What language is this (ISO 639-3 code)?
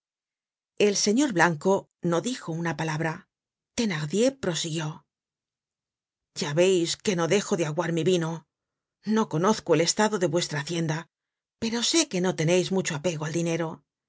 spa